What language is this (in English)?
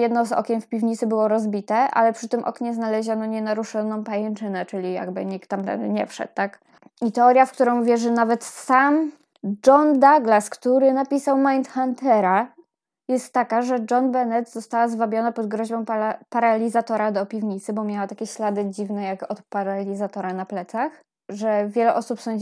Polish